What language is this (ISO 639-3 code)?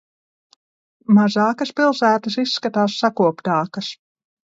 lav